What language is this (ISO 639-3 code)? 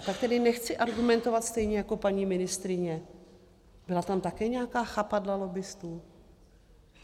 ces